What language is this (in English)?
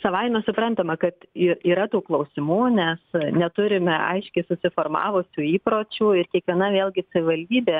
Lithuanian